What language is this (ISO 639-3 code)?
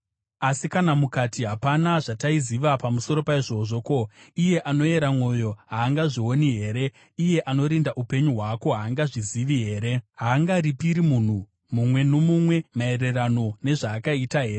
sna